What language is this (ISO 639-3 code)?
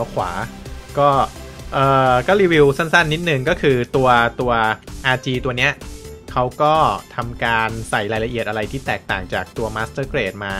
tha